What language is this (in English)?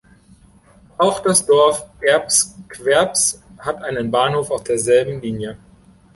German